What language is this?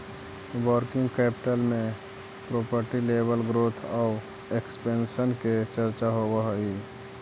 Magahi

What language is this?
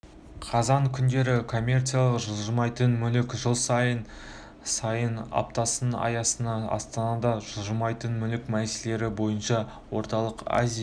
Kazakh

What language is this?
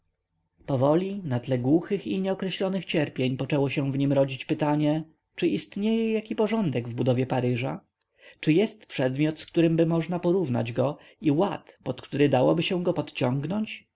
Polish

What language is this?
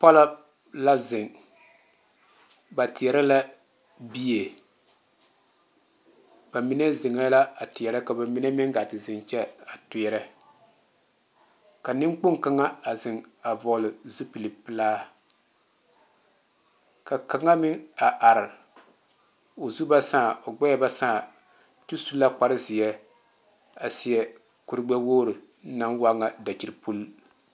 Southern Dagaare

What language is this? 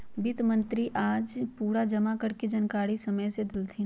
Magahi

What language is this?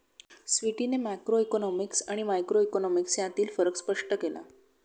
Marathi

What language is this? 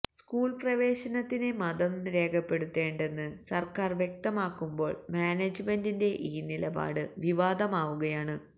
Malayalam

